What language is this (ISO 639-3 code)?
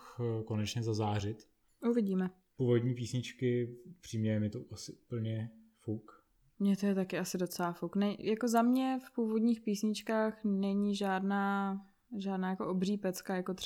ces